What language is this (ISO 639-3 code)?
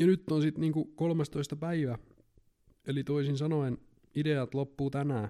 fin